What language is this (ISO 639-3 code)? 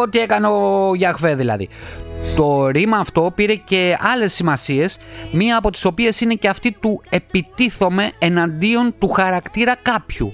ell